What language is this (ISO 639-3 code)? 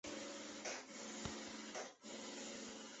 zho